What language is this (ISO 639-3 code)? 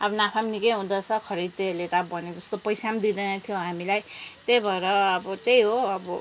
nep